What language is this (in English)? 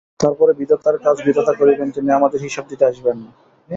Bangla